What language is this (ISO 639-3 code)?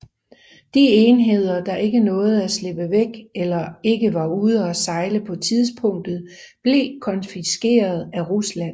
dan